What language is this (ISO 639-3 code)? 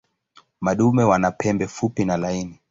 swa